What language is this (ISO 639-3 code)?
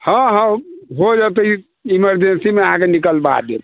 mai